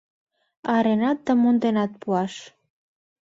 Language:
Mari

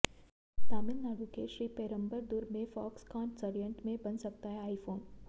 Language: Hindi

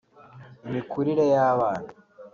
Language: Kinyarwanda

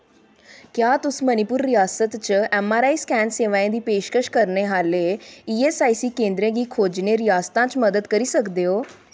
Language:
Dogri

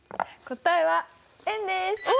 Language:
Japanese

